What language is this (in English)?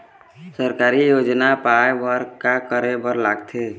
Chhattisgarhi